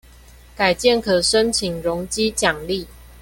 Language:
Chinese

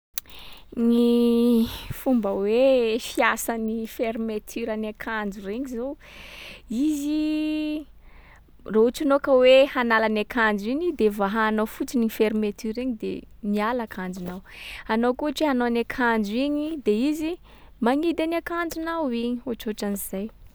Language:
Sakalava Malagasy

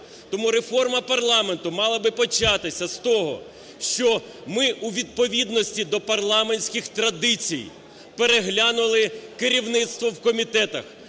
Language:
Ukrainian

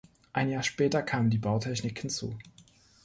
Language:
German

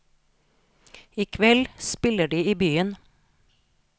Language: Norwegian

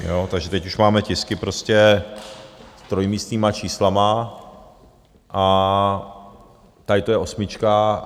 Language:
Czech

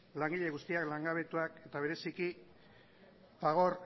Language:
Basque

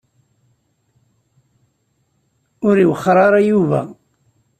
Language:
Kabyle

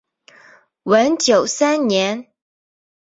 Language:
Chinese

